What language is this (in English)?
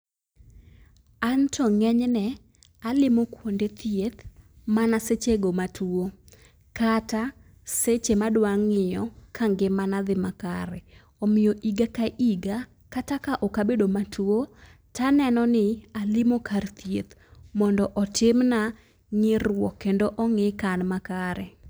Luo (Kenya and Tanzania)